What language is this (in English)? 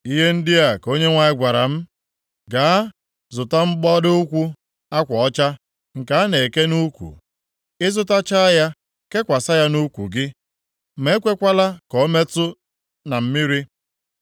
Igbo